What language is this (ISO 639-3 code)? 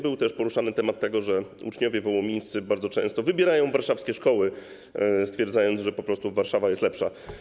pol